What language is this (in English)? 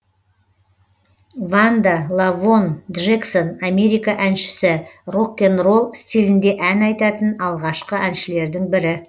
Kazakh